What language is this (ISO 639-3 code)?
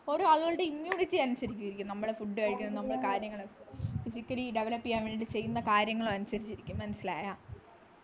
mal